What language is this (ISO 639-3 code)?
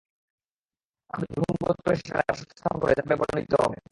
ben